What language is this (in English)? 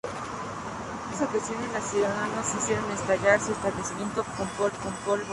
Spanish